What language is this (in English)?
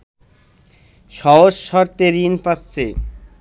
Bangla